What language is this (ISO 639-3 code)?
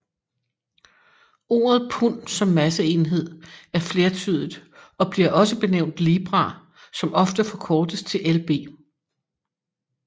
dan